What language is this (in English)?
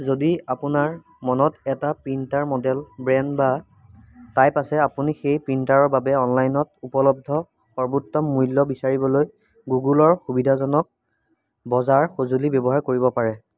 Assamese